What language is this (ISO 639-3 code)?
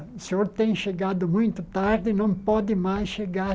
por